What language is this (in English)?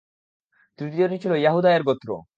Bangla